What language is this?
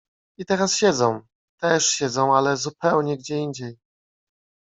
Polish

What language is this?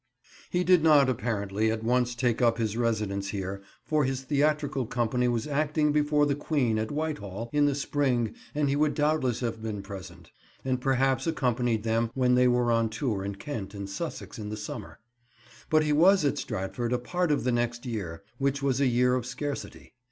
English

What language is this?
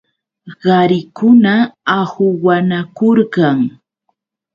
Yauyos Quechua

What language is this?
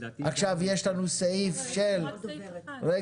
Hebrew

